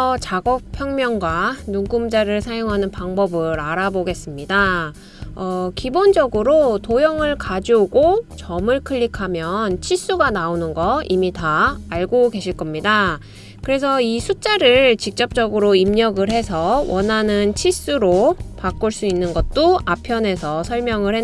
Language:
Korean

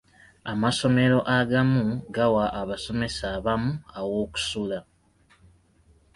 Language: Ganda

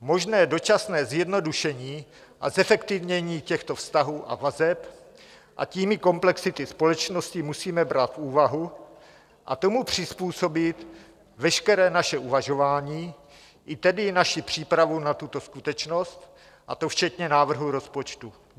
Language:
Czech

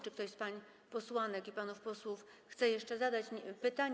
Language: Polish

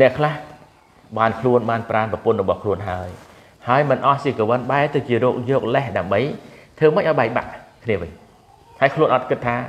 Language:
Thai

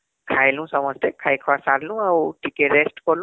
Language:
Odia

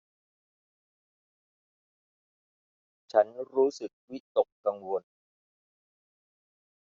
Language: Thai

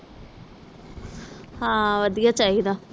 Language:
Punjabi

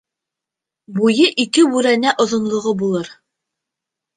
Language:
Bashkir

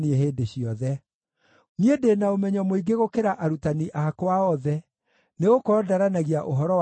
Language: Kikuyu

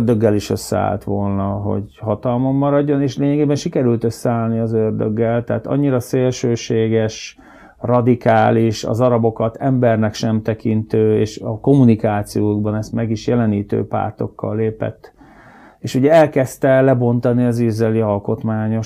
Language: Hungarian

